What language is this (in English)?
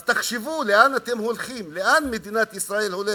Hebrew